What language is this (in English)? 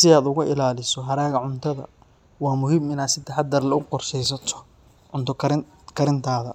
Somali